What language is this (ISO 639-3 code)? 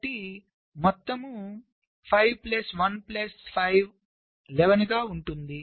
tel